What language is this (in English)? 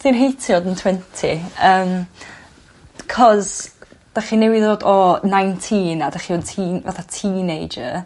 Welsh